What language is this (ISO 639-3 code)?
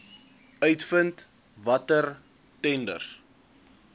afr